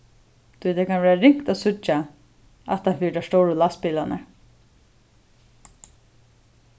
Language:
Faroese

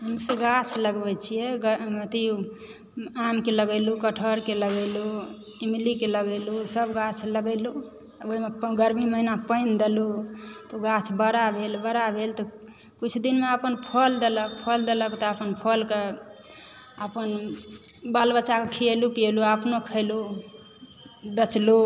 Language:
Maithili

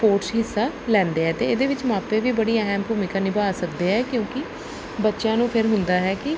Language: Punjabi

